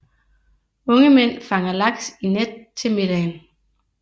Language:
Danish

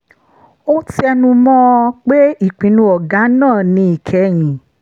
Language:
Yoruba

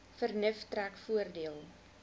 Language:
Afrikaans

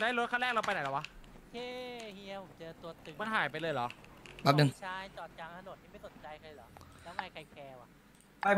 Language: Thai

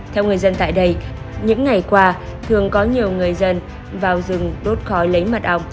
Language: Vietnamese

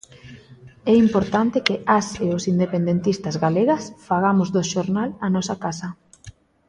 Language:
Galician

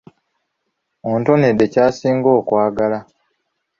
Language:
Ganda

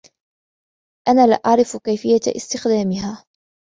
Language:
Arabic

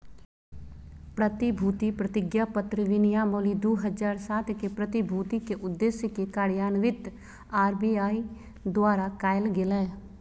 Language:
Magahi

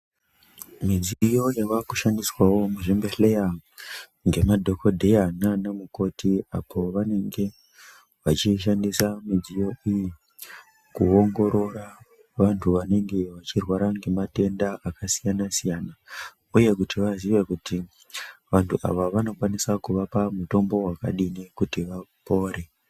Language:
Ndau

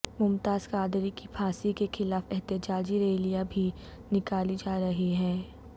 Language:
Urdu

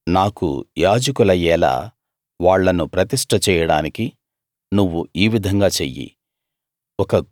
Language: Telugu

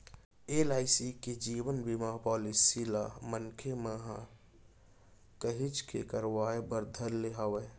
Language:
Chhattisgarhi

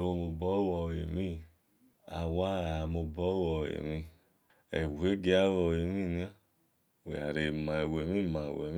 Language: Esan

